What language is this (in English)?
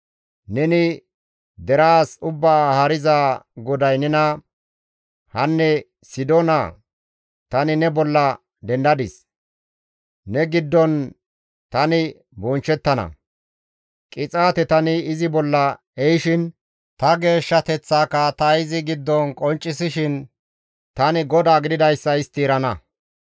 Gamo